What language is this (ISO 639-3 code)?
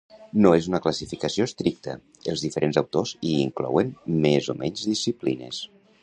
cat